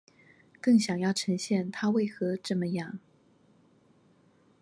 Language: Chinese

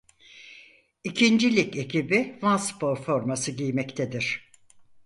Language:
Turkish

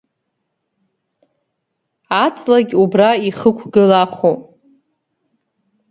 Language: Abkhazian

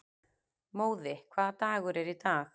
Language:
Icelandic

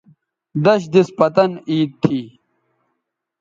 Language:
Bateri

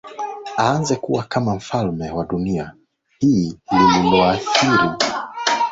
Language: Swahili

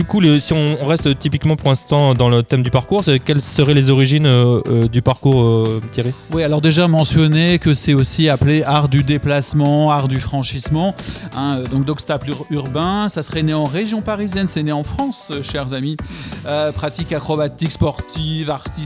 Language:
French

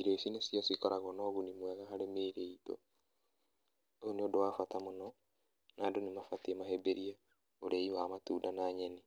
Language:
Kikuyu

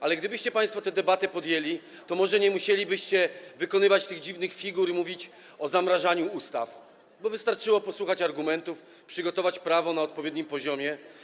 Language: Polish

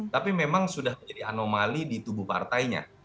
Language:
Indonesian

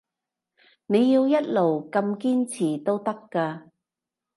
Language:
Cantonese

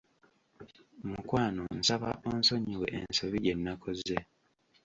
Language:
Ganda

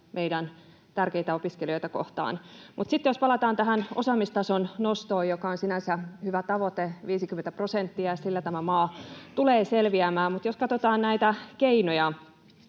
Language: Finnish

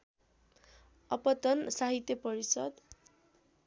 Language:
Nepali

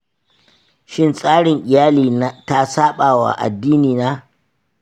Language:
Hausa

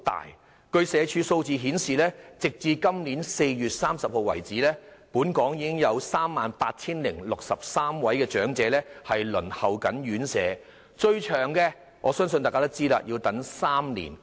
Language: Cantonese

